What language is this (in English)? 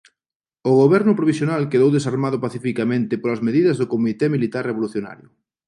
Galician